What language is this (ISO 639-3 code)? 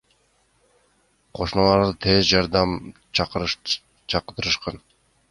kir